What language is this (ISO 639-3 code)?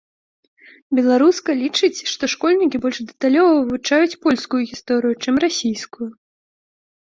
bel